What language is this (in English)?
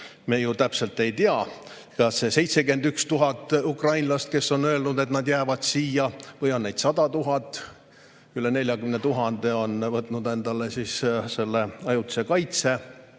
Estonian